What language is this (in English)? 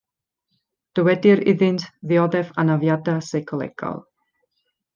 Welsh